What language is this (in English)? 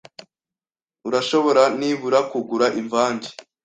Kinyarwanda